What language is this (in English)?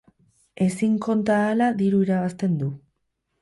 Basque